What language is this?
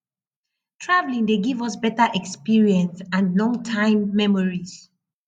Nigerian Pidgin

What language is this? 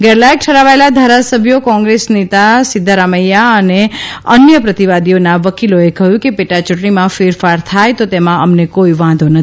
Gujarati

